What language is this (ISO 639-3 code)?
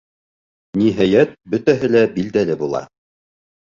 bak